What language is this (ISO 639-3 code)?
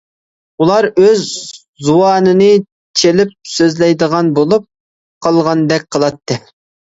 uig